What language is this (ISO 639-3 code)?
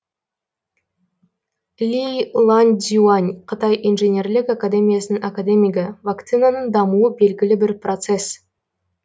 kaz